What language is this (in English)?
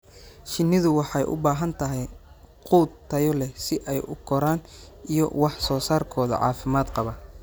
Somali